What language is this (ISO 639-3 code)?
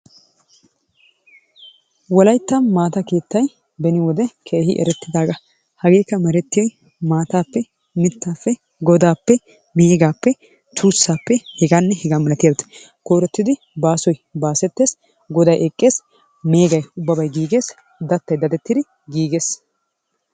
wal